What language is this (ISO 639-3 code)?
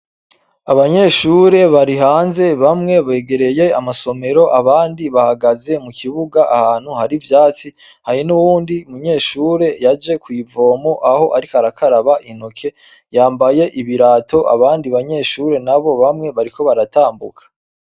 run